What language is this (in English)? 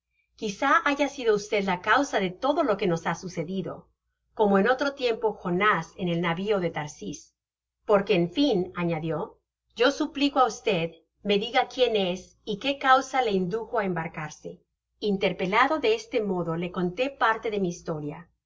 Spanish